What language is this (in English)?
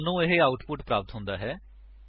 Punjabi